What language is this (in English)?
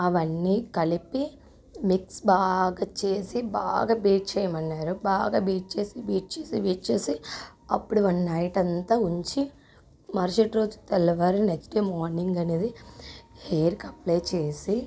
Telugu